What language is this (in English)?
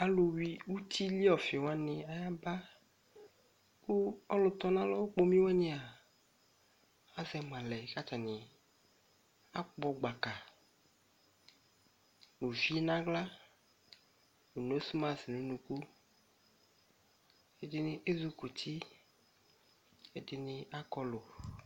Ikposo